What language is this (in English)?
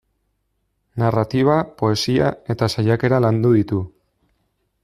Basque